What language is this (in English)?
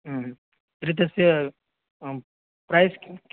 Sanskrit